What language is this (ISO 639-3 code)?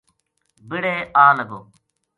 gju